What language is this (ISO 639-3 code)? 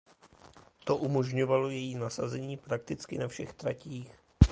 ces